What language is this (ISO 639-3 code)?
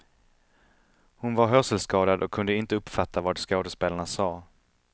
swe